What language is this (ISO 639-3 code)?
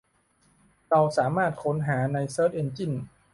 tha